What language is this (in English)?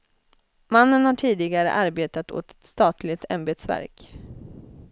Swedish